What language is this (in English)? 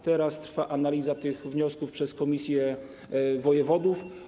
Polish